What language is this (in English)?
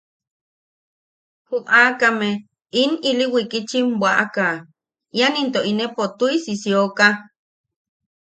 Yaqui